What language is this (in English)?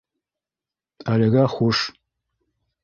Bashkir